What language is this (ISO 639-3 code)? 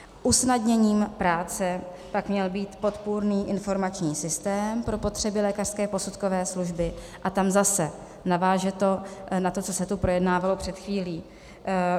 ces